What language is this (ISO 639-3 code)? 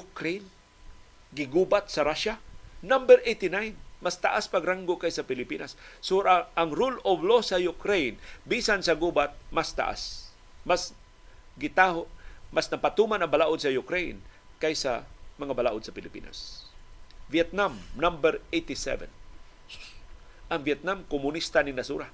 fil